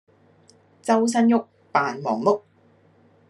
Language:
Cantonese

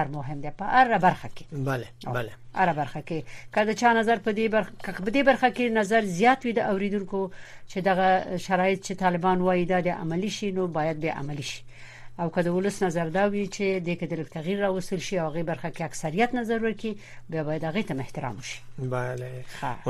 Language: Persian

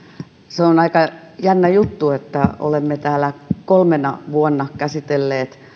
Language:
Finnish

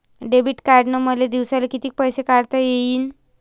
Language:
Marathi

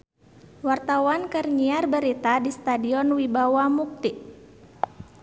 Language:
Sundanese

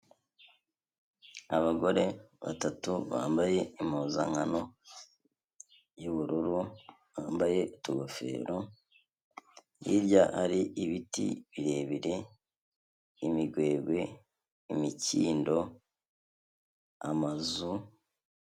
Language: Kinyarwanda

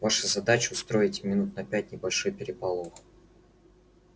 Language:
Russian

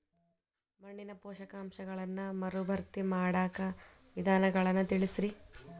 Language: Kannada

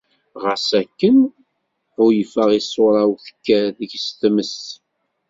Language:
Kabyle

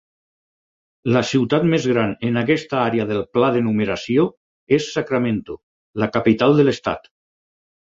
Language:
Catalan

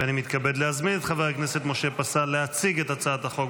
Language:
Hebrew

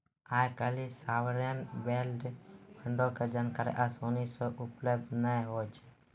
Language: Maithili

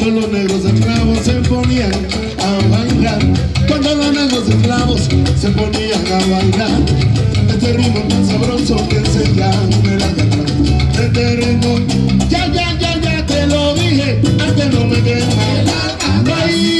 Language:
Spanish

